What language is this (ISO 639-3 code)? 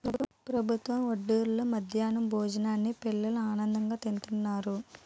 tel